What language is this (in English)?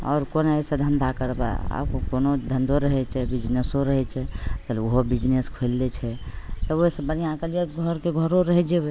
Maithili